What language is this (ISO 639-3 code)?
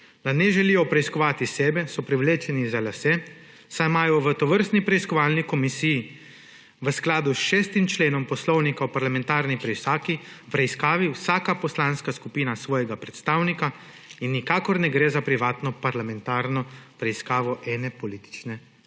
slv